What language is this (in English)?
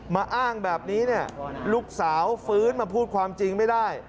Thai